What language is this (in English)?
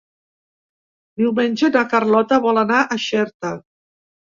Catalan